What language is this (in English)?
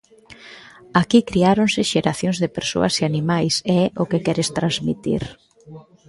Galician